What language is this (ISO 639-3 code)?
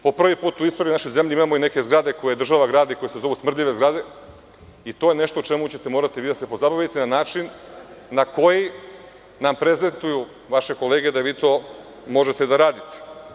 srp